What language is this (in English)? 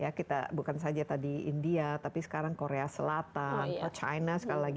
Indonesian